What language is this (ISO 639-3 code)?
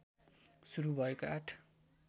nep